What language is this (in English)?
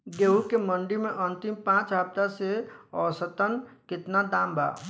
Bhojpuri